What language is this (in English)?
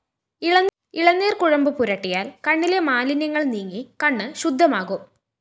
Malayalam